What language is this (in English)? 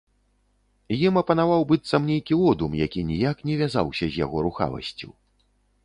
Belarusian